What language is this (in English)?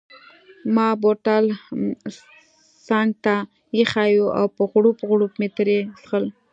Pashto